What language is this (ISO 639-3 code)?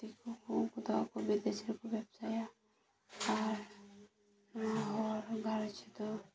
sat